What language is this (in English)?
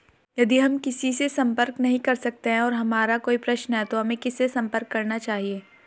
Hindi